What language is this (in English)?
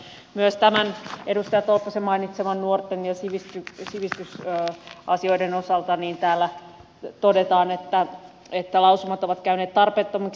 Finnish